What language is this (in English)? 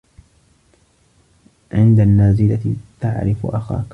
Arabic